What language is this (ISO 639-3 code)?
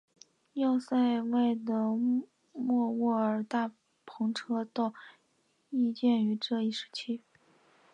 zho